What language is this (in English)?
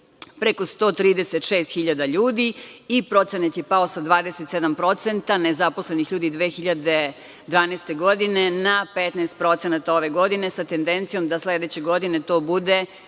Serbian